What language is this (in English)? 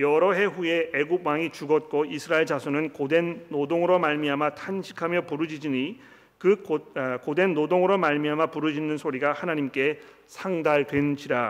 Korean